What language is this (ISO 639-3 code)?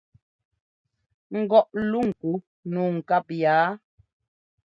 jgo